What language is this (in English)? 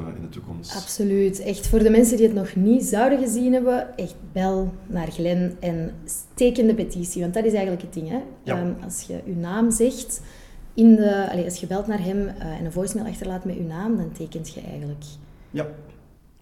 Dutch